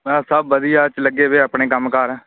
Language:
Punjabi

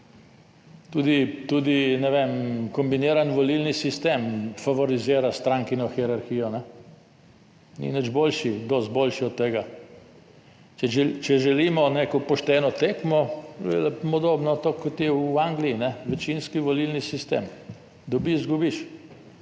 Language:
Slovenian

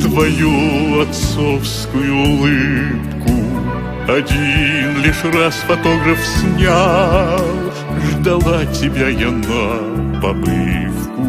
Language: Russian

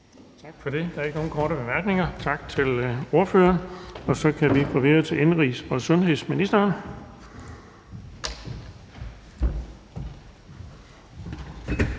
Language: Danish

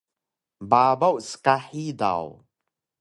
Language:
Taroko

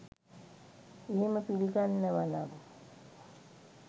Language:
Sinhala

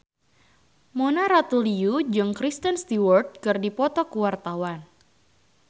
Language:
Sundanese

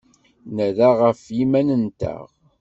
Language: Kabyle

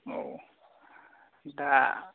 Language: Bodo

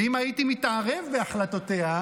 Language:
Hebrew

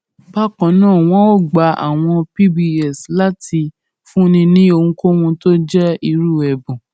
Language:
Yoruba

